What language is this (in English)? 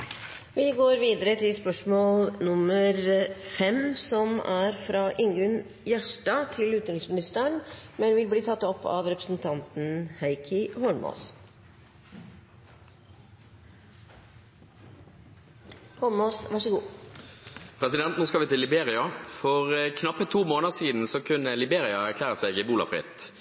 Norwegian